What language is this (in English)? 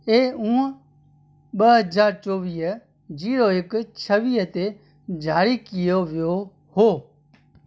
Sindhi